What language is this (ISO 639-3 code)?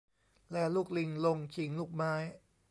tha